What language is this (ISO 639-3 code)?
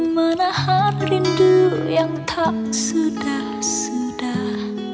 ind